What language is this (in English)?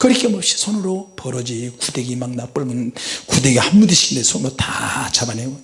Korean